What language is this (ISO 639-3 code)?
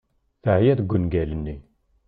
kab